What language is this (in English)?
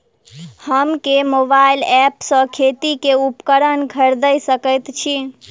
Maithili